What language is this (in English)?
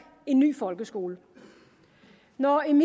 Danish